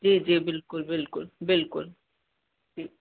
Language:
Sindhi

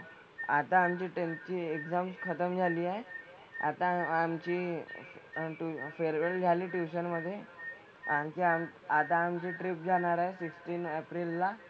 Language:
Marathi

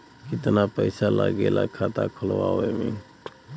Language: Bhojpuri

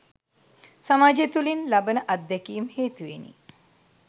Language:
Sinhala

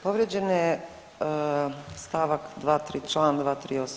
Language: Croatian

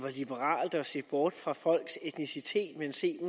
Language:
Danish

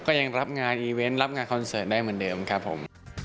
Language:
Thai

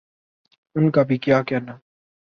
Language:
Urdu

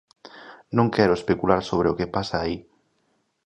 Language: Galician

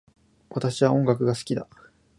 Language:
Japanese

